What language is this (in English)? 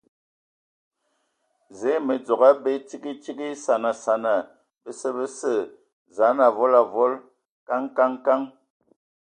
Ewondo